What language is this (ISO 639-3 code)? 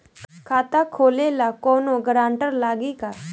bho